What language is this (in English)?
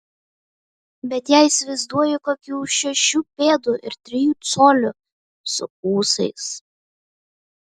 Lithuanian